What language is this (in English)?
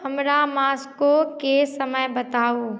Maithili